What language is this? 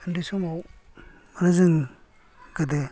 Bodo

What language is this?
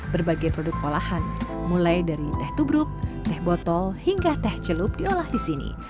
Indonesian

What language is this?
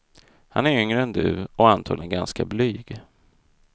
Swedish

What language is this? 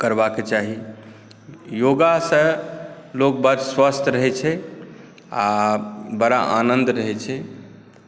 Maithili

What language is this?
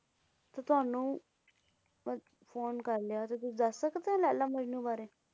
Punjabi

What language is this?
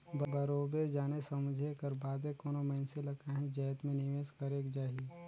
Chhattisgarhi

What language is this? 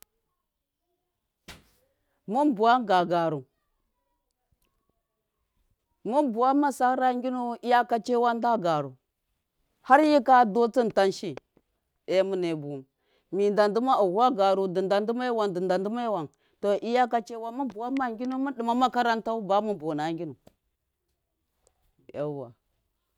Miya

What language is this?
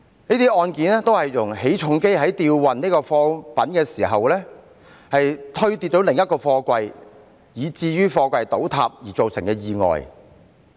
Cantonese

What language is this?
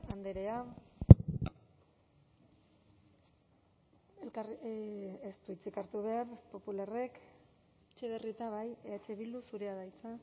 Basque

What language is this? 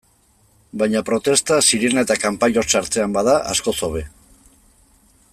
Basque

